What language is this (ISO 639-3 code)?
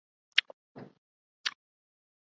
urd